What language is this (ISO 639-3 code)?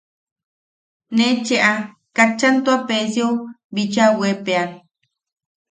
yaq